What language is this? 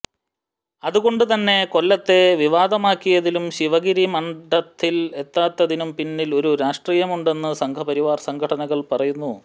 Malayalam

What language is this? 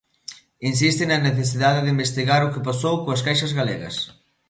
Galician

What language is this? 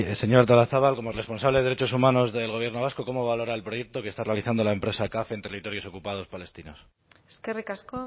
Spanish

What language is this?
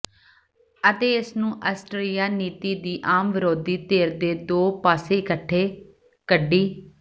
Punjabi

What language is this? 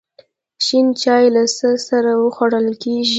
Pashto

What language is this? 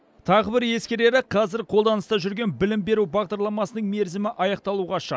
Kazakh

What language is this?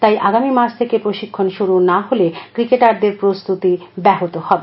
Bangla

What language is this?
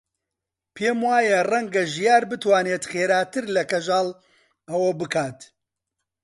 Central Kurdish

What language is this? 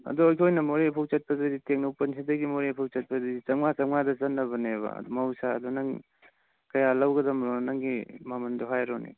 Manipuri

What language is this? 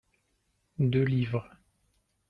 French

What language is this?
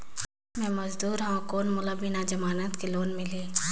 Chhattisgarhi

